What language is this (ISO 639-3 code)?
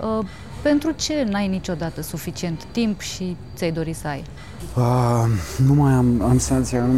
ron